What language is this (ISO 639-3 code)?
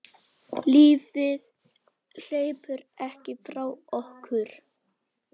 isl